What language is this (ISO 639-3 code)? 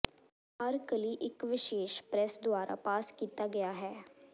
pan